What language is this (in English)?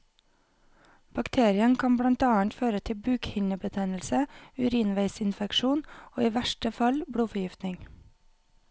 Norwegian